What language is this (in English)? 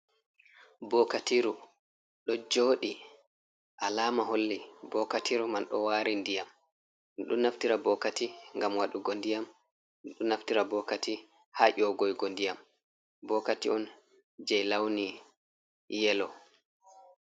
Fula